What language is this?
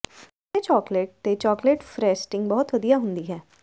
Punjabi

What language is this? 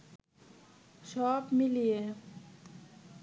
Bangla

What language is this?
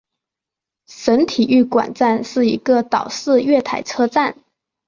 Chinese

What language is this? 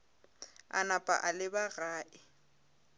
Northern Sotho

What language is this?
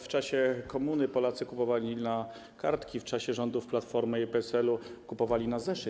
Polish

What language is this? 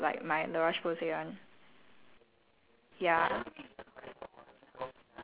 English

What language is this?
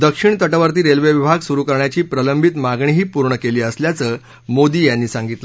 Marathi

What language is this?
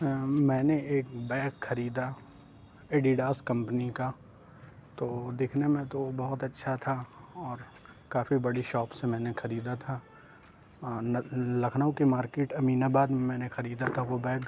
Urdu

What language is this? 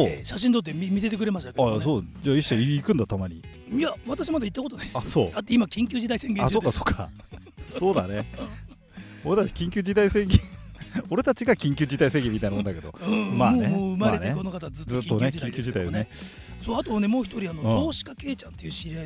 Japanese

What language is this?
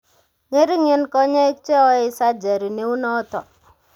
Kalenjin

